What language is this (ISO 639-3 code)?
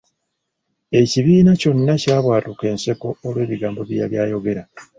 lug